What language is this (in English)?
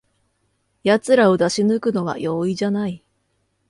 Japanese